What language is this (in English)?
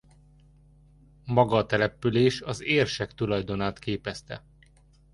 Hungarian